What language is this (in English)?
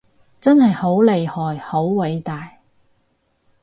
Cantonese